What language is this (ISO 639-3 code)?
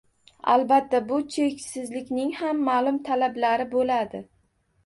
uzb